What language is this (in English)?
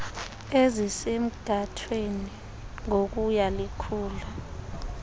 Xhosa